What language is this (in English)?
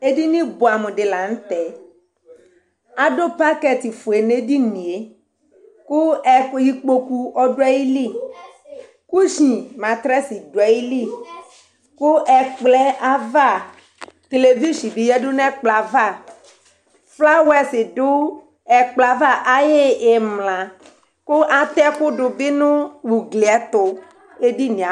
Ikposo